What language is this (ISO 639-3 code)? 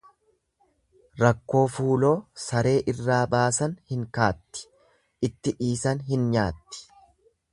orm